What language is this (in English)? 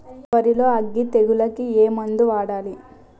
Telugu